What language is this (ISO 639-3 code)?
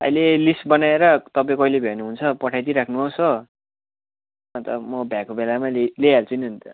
nep